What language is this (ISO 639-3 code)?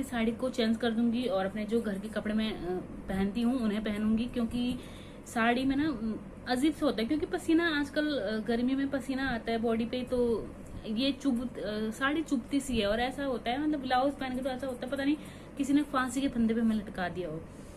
hin